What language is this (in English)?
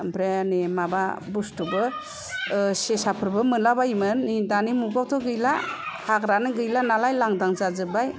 Bodo